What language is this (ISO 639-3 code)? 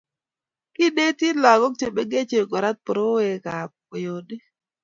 kln